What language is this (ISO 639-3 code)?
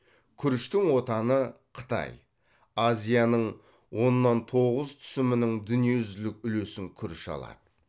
kaz